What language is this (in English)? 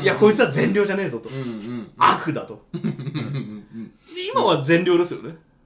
Japanese